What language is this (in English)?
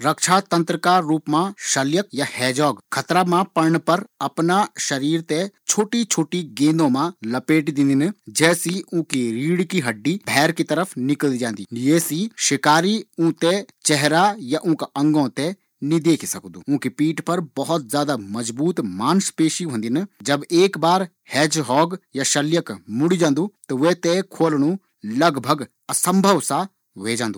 Garhwali